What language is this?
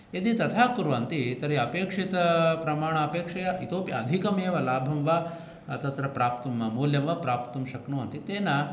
Sanskrit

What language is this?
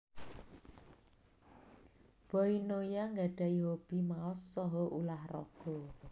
Javanese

